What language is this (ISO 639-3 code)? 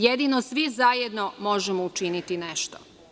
srp